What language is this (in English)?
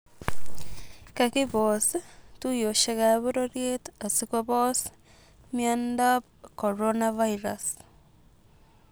Kalenjin